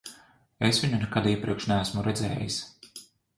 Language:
Latvian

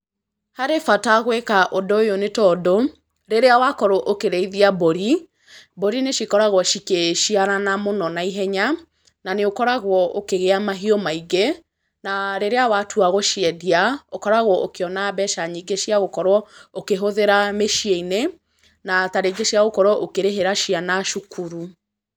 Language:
Kikuyu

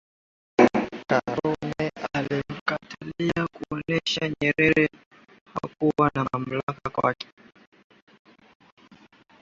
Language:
Swahili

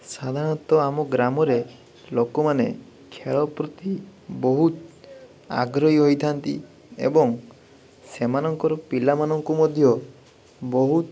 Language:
Odia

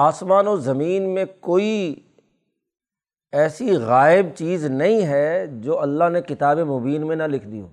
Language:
Urdu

